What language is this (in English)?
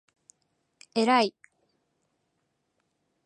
Japanese